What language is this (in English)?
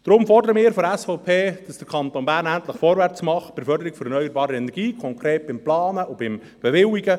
Swiss German